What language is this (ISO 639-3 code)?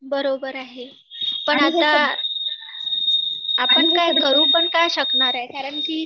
mar